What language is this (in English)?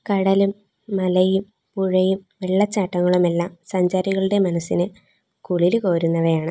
Malayalam